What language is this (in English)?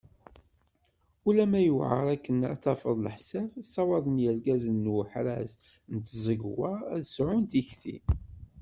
Kabyle